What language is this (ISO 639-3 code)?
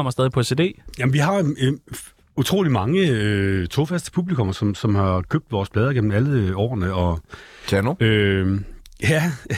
dan